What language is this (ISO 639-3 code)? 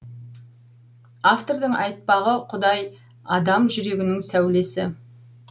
kaz